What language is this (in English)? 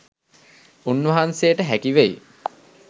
Sinhala